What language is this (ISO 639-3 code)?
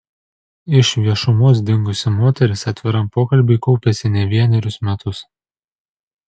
lit